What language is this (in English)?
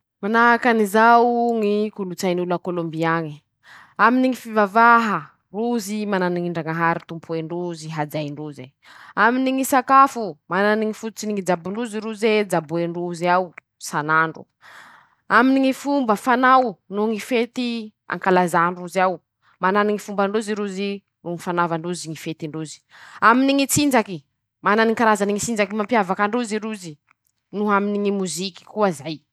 Masikoro Malagasy